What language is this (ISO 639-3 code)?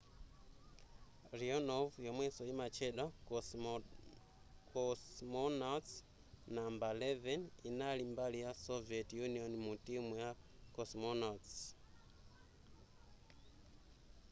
nya